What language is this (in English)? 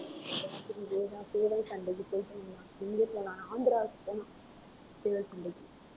Tamil